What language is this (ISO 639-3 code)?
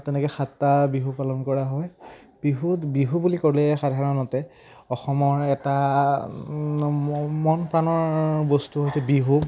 asm